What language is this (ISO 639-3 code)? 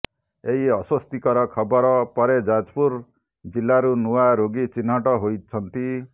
ori